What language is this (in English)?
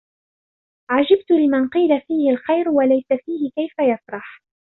Arabic